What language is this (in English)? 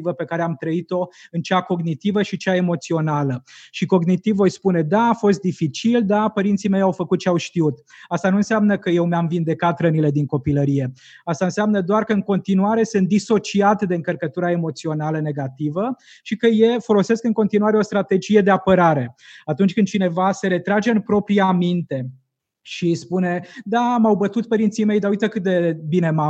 Romanian